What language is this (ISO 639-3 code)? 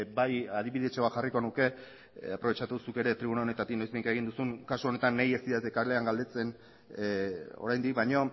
eus